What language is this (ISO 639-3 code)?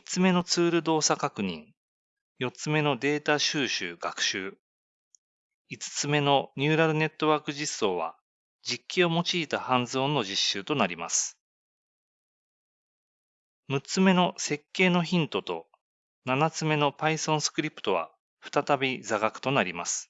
jpn